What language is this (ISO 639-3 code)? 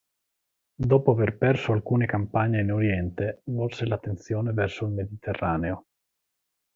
ita